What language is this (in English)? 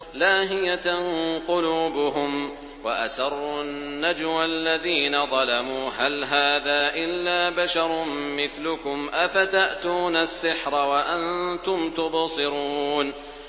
Arabic